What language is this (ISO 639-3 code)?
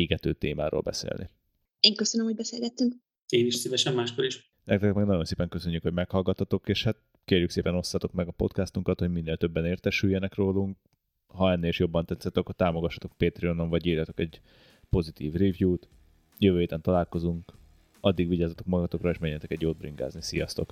hun